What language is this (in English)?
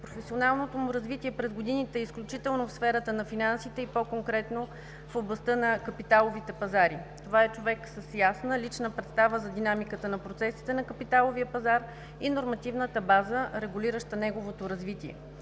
Bulgarian